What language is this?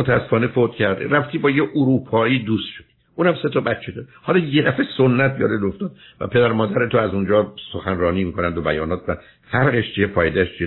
Persian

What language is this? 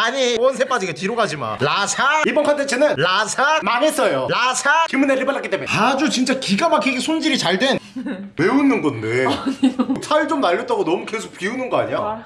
Korean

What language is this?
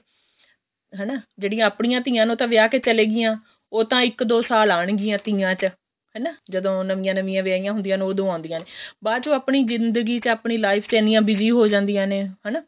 Punjabi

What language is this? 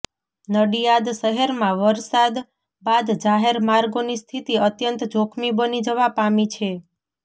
Gujarati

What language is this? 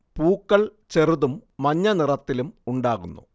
Malayalam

